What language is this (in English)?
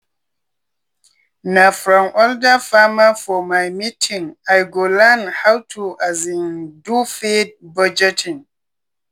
Nigerian Pidgin